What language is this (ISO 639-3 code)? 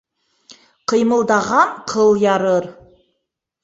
bak